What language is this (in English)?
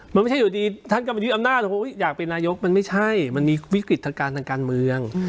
Thai